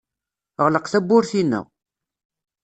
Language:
Kabyle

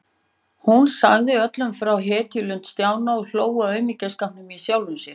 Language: Icelandic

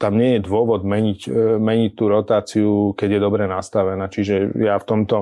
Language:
Slovak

